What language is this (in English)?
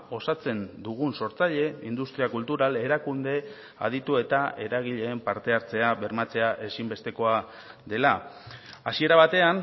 Basque